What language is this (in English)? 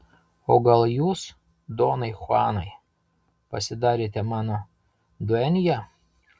Lithuanian